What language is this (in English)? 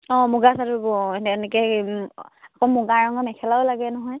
Assamese